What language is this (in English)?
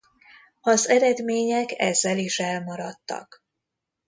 Hungarian